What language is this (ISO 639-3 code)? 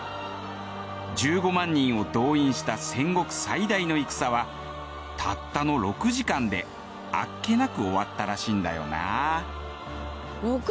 jpn